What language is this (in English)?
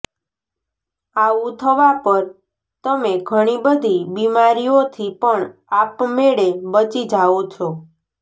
Gujarati